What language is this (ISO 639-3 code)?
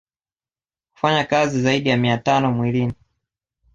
swa